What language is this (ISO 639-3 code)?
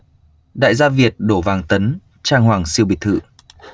vie